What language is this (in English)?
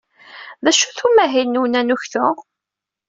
Kabyle